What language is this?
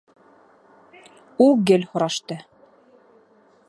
Bashkir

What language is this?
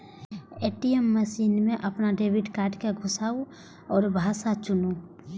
Maithili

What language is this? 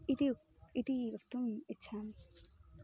Sanskrit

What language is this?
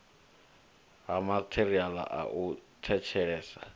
Venda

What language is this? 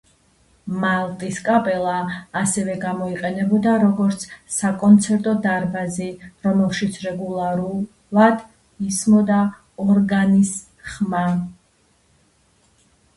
Georgian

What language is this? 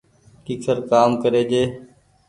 Goaria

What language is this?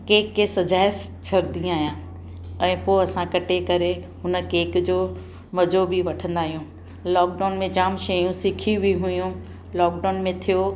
Sindhi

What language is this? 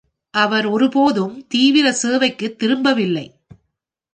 Tamil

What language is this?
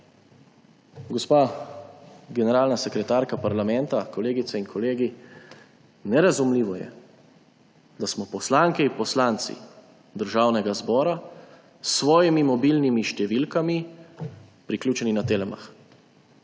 Slovenian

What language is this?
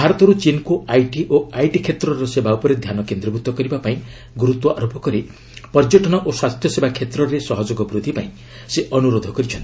Odia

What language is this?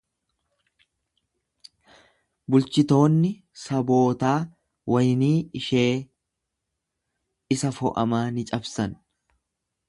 Oromo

